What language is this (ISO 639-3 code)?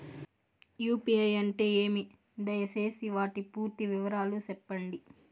tel